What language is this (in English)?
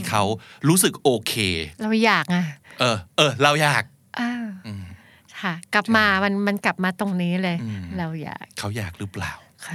Thai